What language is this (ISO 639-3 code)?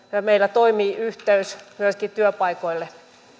fin